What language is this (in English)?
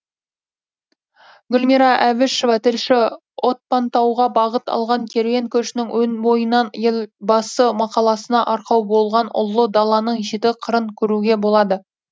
Kazakh